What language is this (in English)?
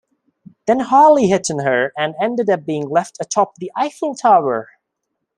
English